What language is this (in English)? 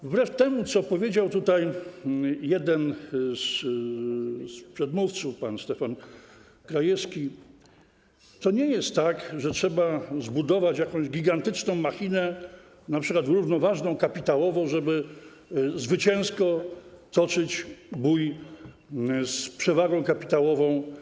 Polish